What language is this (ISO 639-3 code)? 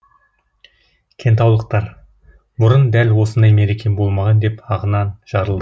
kaz